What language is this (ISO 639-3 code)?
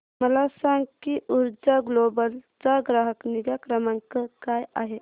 mar